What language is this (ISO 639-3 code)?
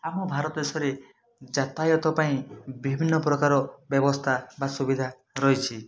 ori